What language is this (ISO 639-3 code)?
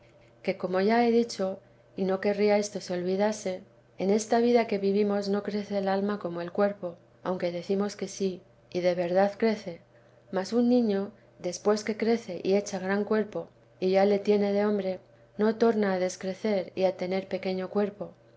spa